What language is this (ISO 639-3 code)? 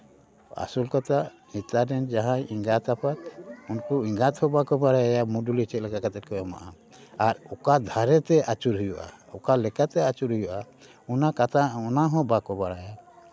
sat